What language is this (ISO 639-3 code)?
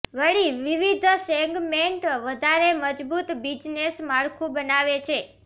guj